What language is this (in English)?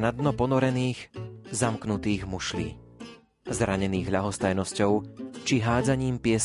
Slovak